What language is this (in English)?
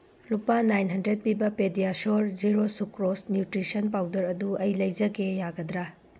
Manipuri